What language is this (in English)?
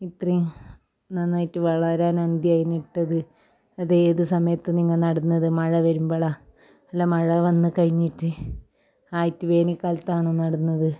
Malayalam